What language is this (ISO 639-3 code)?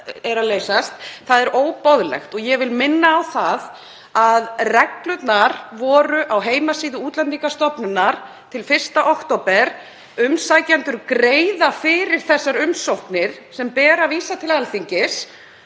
isl